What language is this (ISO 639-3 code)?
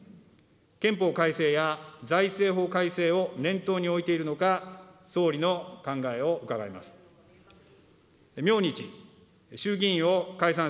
jpn